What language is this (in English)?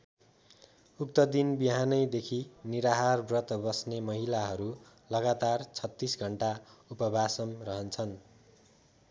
Nepali